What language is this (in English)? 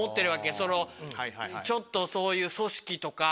Japanese